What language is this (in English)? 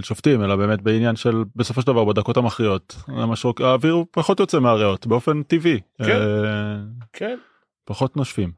Hebrew